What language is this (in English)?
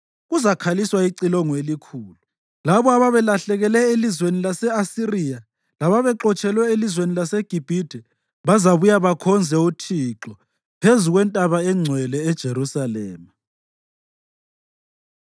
North Ndebele